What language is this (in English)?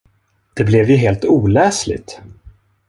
Swedish